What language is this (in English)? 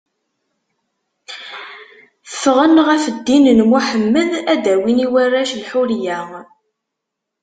Kabyle